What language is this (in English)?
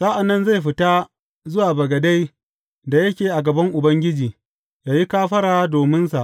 Hausa